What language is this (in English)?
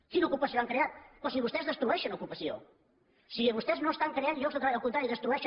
Catalan